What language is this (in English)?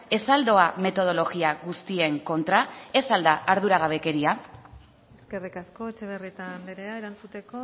Basque